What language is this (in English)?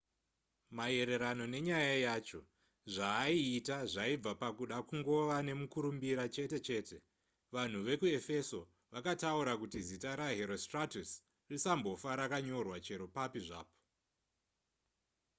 Shona